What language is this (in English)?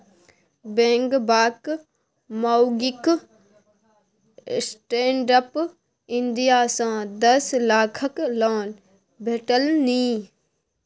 Maithili